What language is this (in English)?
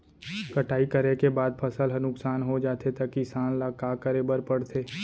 Chhattisgarhi